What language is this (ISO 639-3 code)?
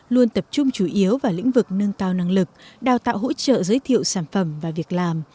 vie